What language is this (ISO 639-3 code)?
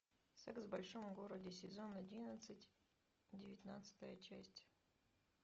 rus